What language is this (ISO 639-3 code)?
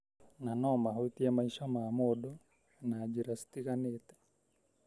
kik